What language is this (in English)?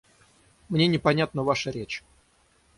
Russian